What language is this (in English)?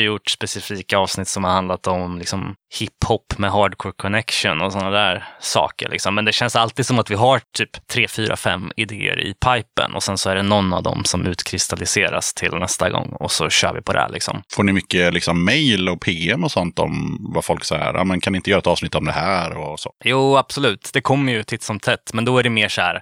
Swedish